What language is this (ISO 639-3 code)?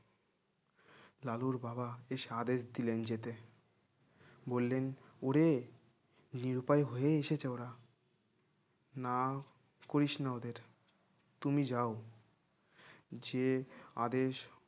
ben